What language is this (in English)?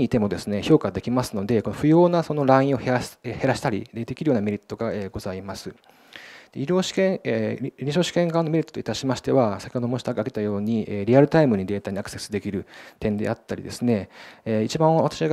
Japanese